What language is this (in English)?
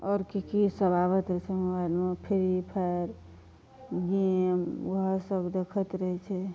Maithili